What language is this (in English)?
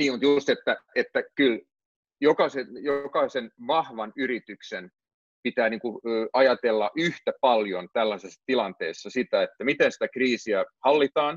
Finnish